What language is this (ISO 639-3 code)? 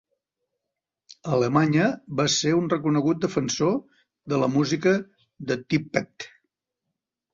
cat